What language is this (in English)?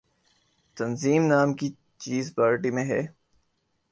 Urdu